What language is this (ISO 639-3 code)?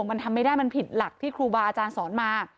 tha